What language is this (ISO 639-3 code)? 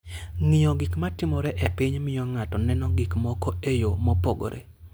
luo